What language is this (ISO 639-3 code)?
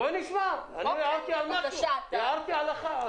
heb